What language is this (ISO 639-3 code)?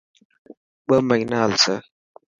mki